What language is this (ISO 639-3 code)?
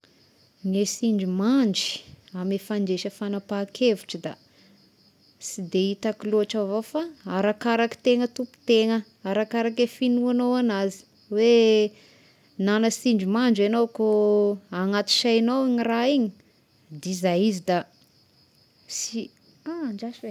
tkg